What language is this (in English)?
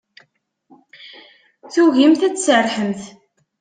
Kabyle